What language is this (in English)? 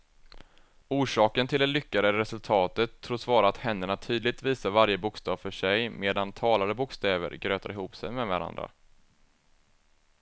Swedish